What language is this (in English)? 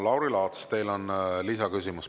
Estonian